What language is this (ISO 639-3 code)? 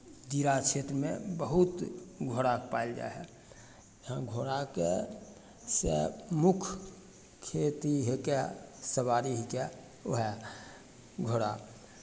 mai